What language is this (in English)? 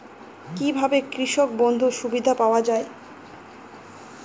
Bangla